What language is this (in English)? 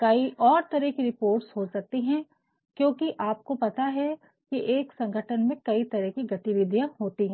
Hindi